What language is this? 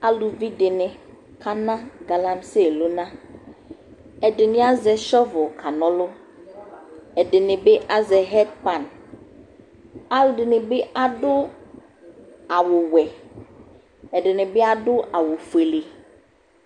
Ikposo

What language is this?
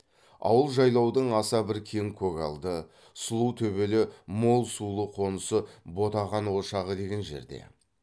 Kazakh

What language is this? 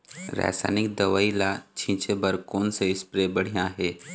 Chhattisgarhi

